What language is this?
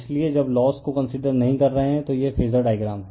Hindi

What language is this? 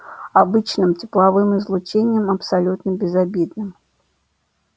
Russian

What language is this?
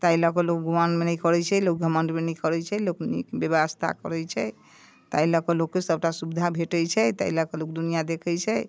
Maithili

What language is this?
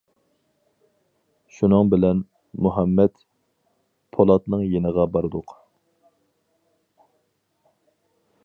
Uyghur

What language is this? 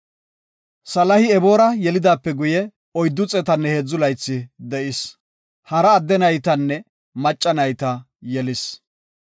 Gofa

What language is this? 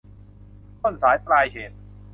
Thai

